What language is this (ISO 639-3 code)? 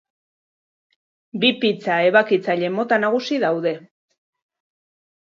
eus